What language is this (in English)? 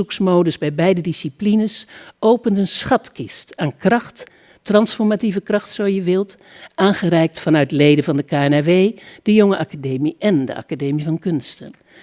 Dutch